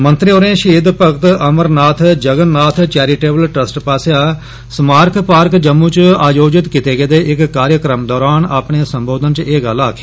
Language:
Dogri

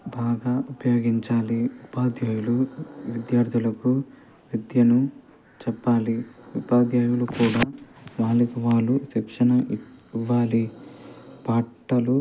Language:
Telugu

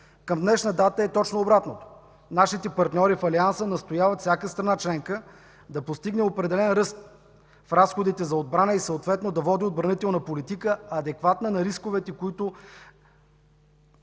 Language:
Bulgarian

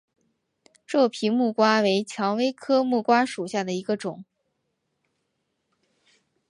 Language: Chinese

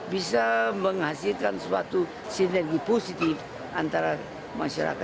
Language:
Indonesian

